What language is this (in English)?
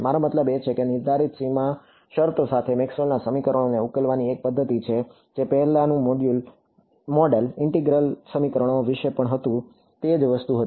Gujarati